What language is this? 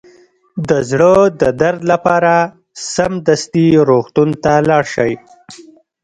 Pashto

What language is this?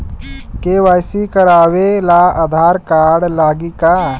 Bhojpuri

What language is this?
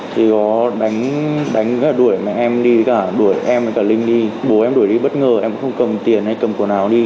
Vietnamese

